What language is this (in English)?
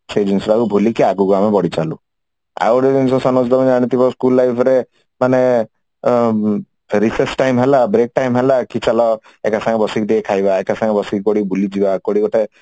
Odia